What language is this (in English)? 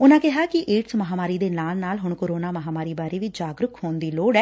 Punjabi